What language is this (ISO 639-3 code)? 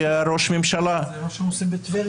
heb